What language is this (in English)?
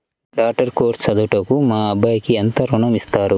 Telugu